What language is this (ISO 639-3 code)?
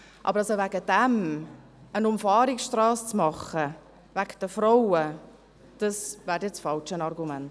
gsw